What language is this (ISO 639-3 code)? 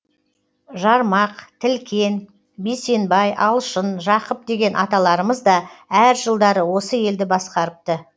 kaz